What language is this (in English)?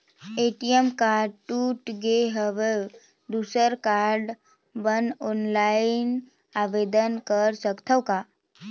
Chhattisgarhi